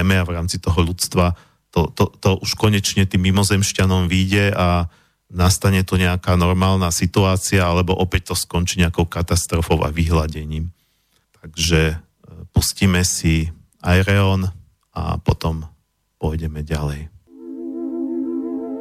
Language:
Slovak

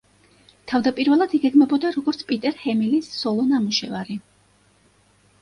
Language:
Georgian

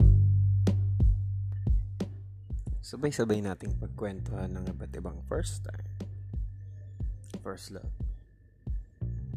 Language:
Filipino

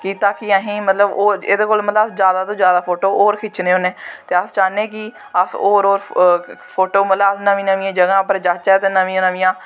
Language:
Dogri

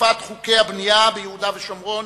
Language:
Hebrew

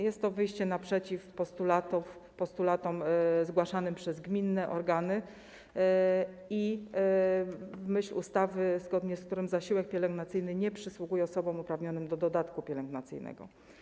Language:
Polish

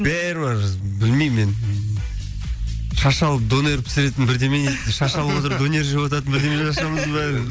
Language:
Kazakh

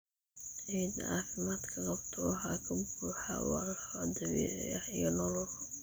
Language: Somali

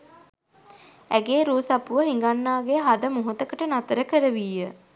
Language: Sinhala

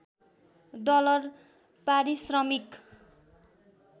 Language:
Nepali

